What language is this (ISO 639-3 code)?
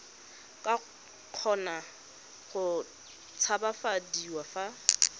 tsn